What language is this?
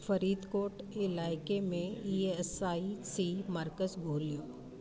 Sindhi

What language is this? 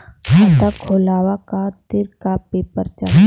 Bhojpuri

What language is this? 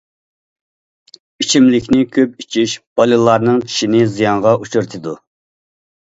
Uyghur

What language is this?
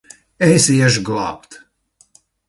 Latvian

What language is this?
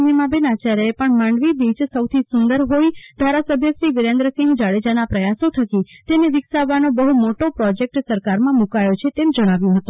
Gujarati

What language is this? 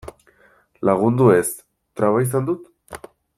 Basque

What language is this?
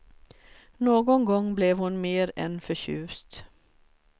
Swedish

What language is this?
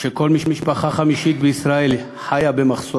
Hebrew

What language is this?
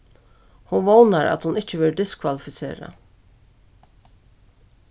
Faroese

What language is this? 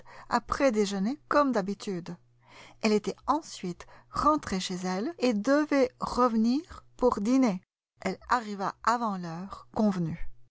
French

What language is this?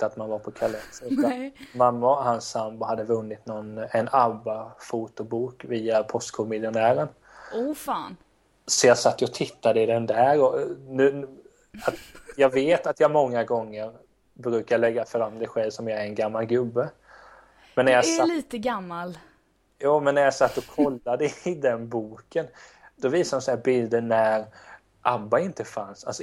Swedish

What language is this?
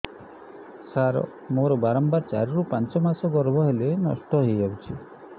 Odia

